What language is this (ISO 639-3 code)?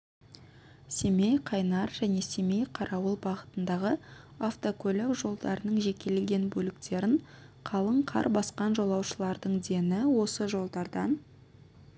kaz